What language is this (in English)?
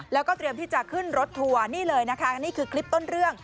Thai